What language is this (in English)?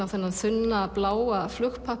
Icelandic